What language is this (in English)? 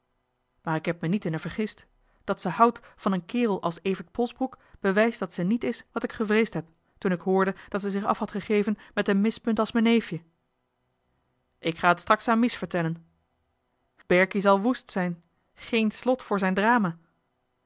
Dutch